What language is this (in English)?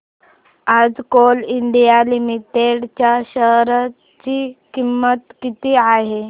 Marathi